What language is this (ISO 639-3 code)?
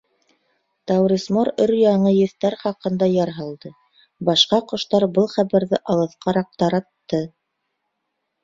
bak